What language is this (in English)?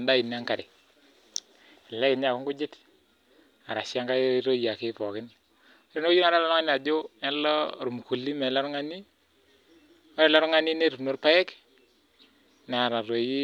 Masai